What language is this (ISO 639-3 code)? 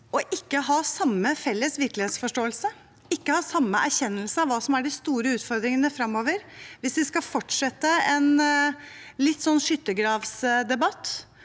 nor